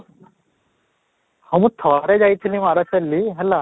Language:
Odia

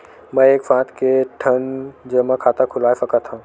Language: Chhattisgarhi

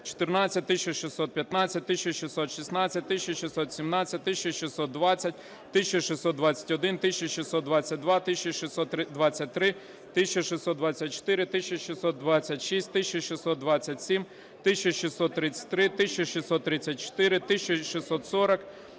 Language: Ukrainian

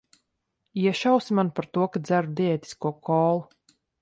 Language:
Latvian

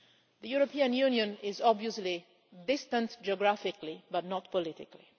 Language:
English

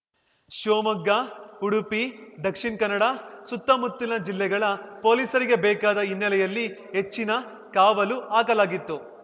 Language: Kannada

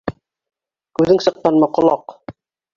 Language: Bashkir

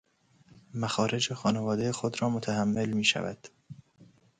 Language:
Persian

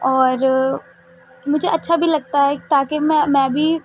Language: Urdu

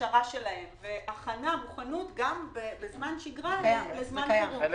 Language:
Hebrew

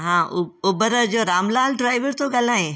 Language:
Sindhi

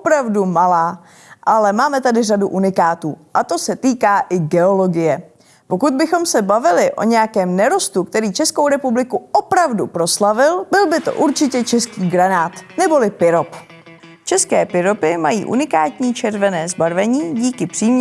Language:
Czech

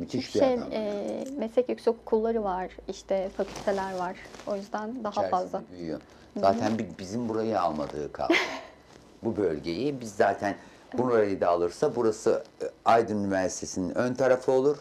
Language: Turkish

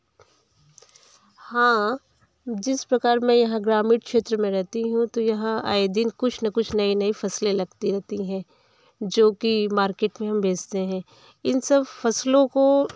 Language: Hindi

